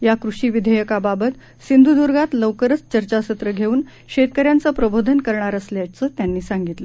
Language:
Marathi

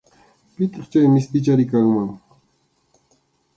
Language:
Arequipa-La Unión Quechua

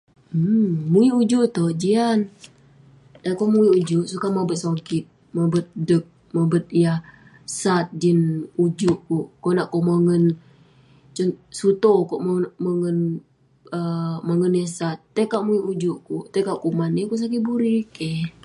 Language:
Western Penan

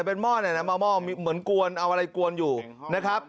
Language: Thai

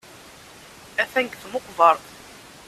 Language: Kabyle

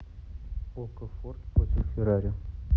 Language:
Russian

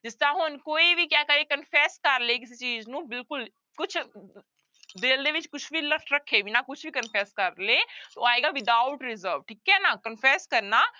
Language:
Punjabi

